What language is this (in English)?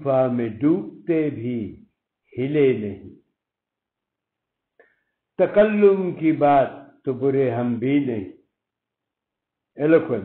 Urdu